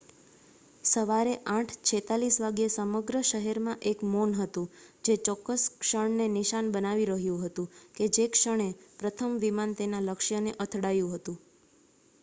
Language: Gujarati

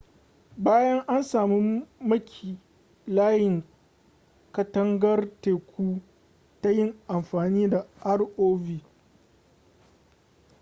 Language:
Hausa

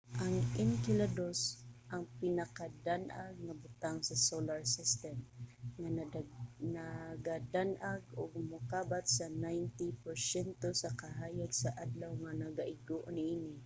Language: Cebuano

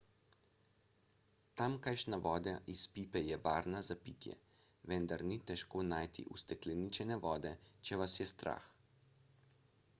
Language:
Slovenian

